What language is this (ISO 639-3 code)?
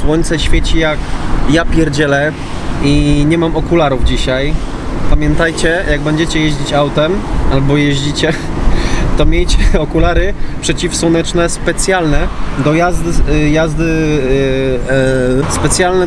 pol